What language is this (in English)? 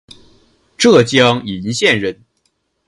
Chinese